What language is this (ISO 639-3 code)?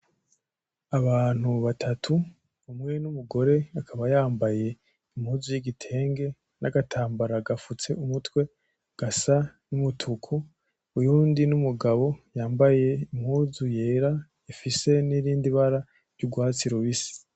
run